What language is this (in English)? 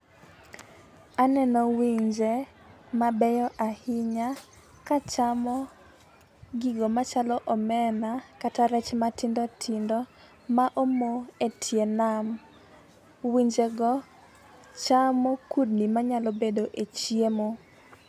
Luo (Kenya and Tanzania)